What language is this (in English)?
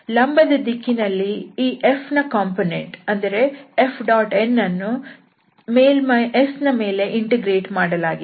Kannada